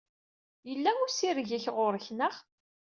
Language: Kabyle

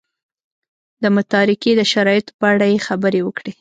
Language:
Pashto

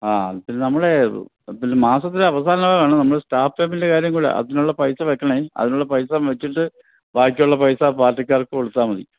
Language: Malayalam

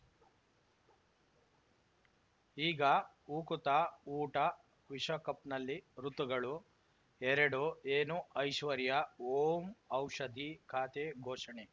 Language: Kannada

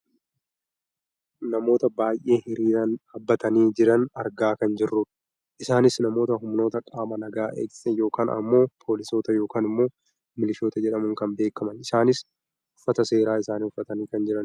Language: Oromo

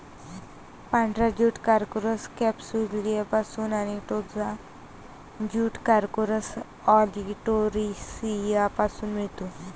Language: Marathi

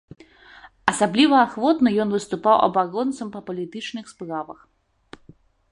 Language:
Belarusian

